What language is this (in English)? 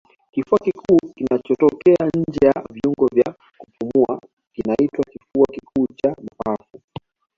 Swahili